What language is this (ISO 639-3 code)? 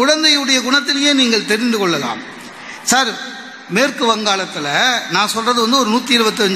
tam